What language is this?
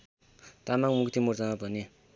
Nepali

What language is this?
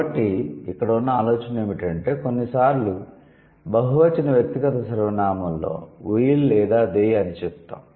Telugu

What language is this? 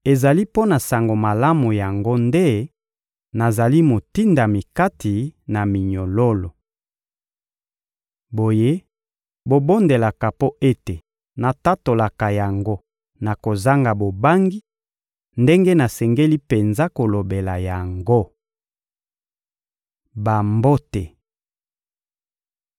Lingala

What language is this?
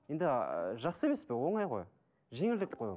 Kazakh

